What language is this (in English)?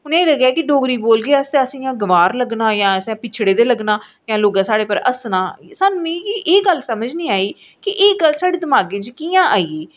Dogri